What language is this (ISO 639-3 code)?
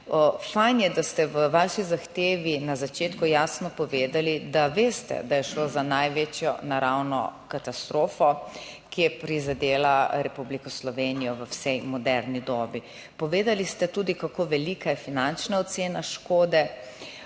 slv